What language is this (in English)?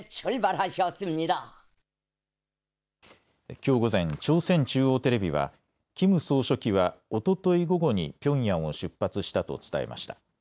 Japanese